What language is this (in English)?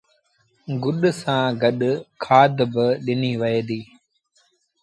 Sindhi Bhil